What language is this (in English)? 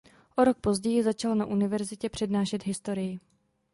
Czech